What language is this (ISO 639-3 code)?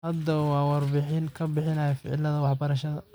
som